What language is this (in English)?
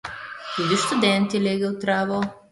Slovenian